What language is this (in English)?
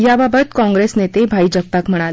Marathi